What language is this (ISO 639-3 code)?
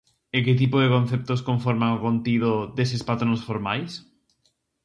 glg